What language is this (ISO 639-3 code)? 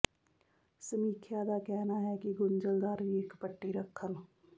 pan